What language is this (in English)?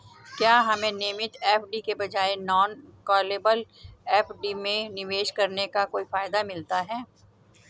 Hindi